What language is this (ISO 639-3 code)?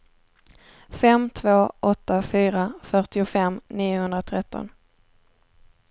swe